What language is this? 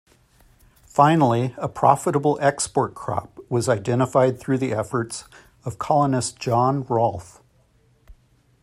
English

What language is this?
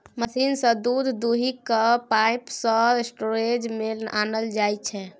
Maithili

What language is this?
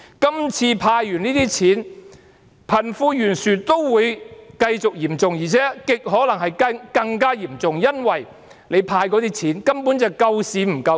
Cantonese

